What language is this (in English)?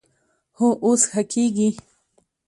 Pashto